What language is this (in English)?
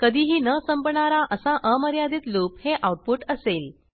Marathi